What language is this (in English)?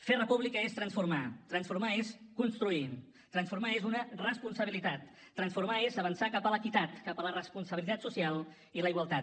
Catalan